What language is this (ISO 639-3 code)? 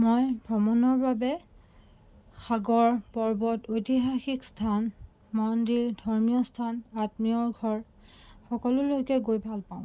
asm